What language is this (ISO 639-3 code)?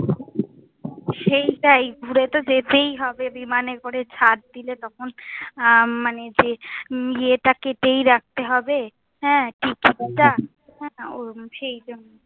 ben